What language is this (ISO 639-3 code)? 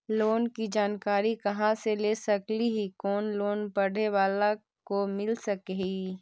mag